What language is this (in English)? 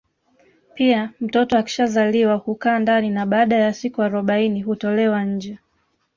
Swahili